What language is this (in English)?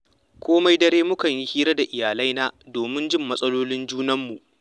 Hausa